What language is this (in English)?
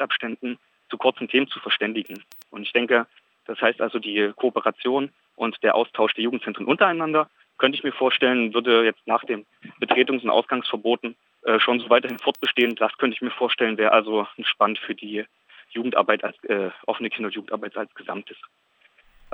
German